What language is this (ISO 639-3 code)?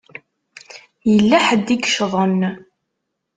kab